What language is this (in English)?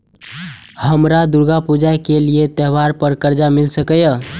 Maithili